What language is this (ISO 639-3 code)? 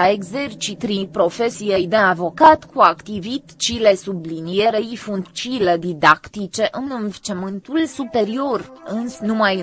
ron